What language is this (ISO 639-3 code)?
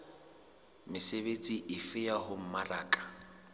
sot